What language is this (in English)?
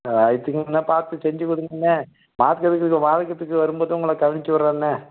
Tamil